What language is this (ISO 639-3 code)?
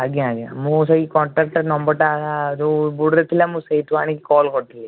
ori